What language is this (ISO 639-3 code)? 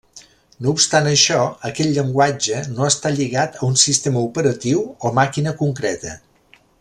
cat